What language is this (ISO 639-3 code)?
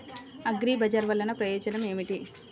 tel